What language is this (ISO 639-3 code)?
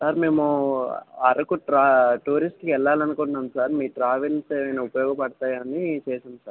tel